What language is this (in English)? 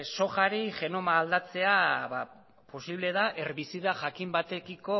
Basque